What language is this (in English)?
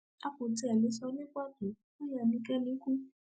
Yoruba